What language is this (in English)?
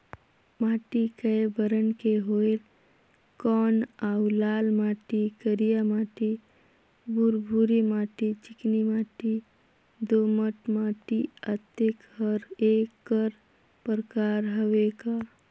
Chhattisgarhi